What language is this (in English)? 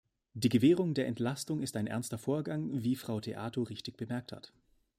German